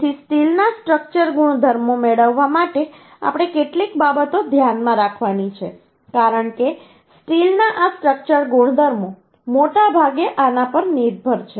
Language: Gujarati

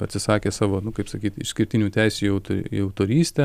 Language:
Lithuanian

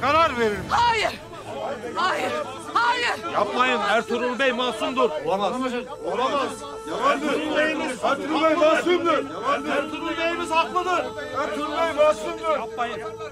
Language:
Turkish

